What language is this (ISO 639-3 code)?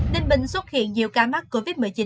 vie